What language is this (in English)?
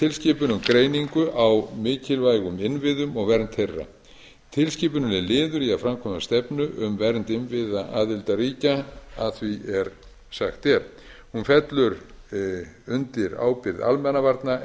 Icelandic